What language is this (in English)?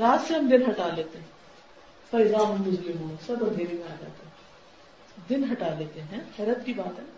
Urdu